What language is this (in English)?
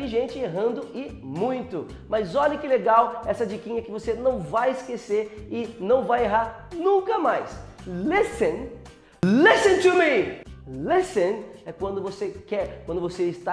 Portuguese